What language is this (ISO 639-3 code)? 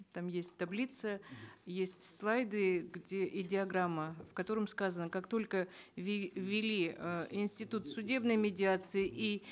kaz